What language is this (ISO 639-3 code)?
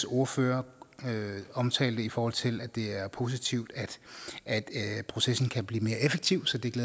dan